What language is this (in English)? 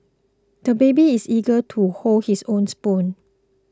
English